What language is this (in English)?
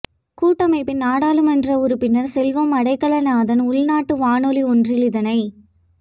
Tamil